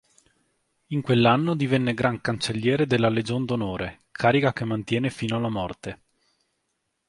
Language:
Italian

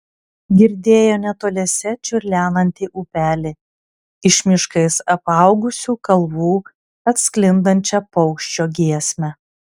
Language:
Lithuanian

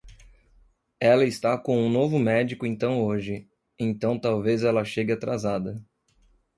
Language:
Portuguese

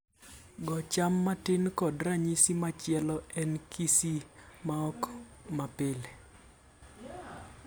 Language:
Luo (Kenya and Tanzania)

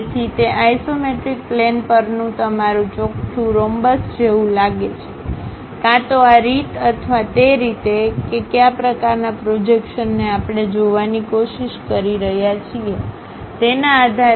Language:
Gujarati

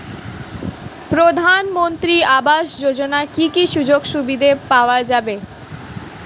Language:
Bangla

